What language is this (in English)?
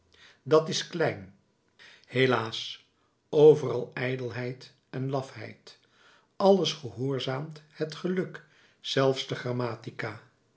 Dutch